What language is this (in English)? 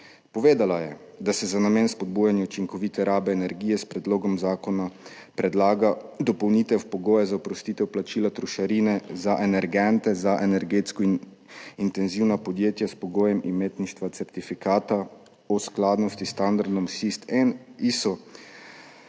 Slovenian